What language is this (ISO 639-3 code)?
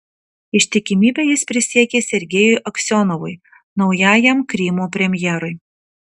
lit